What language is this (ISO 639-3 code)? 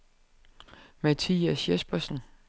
dan